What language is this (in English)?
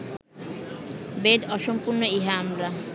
Bangla